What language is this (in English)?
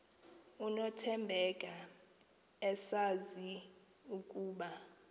Xhosa